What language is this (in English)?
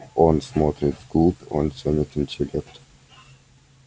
Russian